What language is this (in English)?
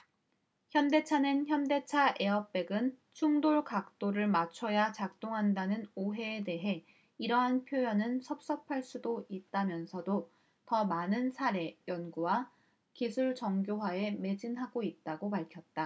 Korean